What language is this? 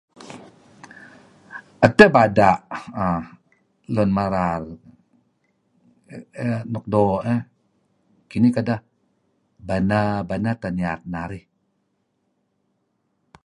Kelabit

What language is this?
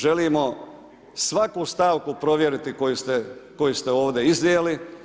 Croatian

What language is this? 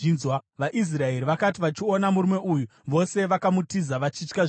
Shona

